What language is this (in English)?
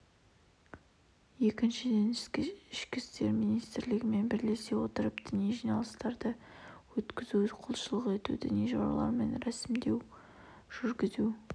Kazakh